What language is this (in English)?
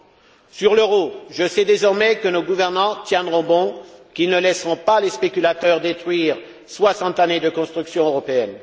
French